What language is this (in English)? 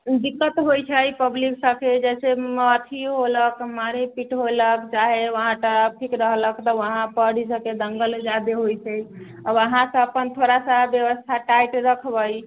Maithili